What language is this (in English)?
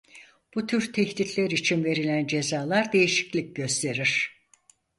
Turkish